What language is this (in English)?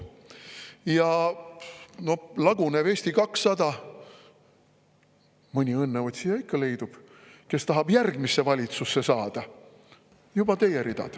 Estonian